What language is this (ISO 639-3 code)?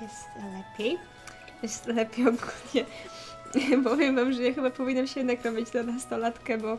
pol